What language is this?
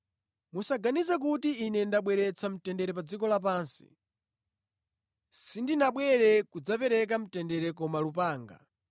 Nyanja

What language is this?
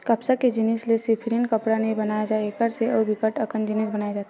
Chhattisgarhi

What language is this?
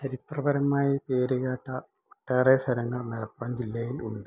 Malayalam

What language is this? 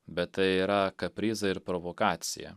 Lithuanian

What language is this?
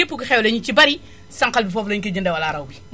Wolof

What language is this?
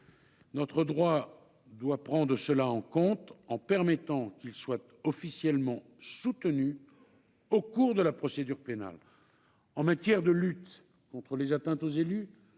French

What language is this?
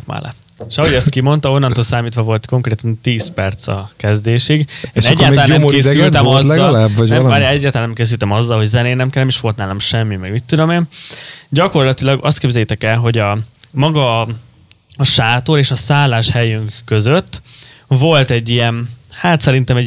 Hungarian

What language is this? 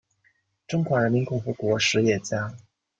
Chinese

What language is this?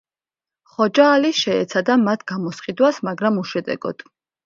Georgian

